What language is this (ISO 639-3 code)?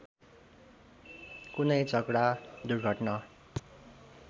nep